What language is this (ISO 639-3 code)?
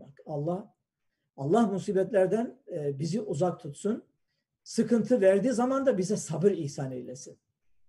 tur